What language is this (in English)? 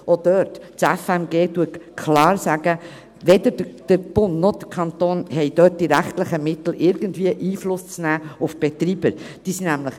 Swiss German